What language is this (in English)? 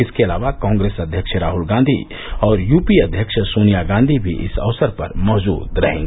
Hindi